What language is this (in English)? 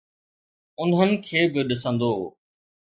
Sindhi